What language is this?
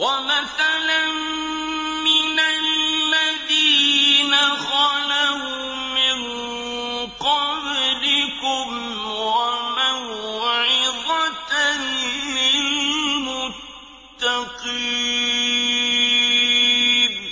Arabic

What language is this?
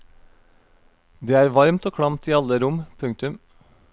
Norwegian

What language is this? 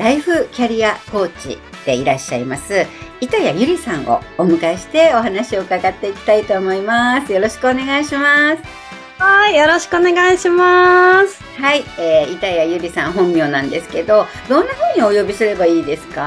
Japanese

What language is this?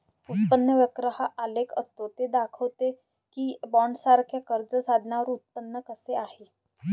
Marathi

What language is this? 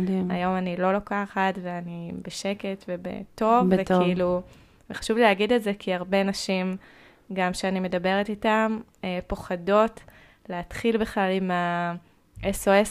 Hebrew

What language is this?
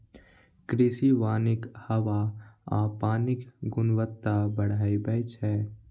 Maithili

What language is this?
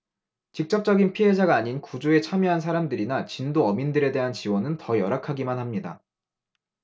Korean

